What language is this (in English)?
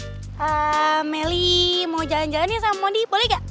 Indonesian